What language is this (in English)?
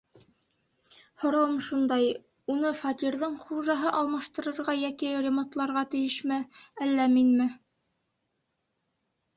Bashkir